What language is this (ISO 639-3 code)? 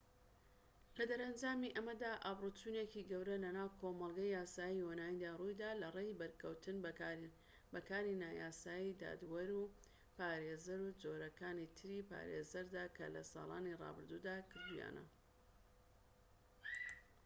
ckb